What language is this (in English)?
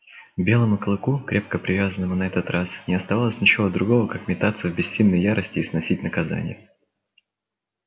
Russian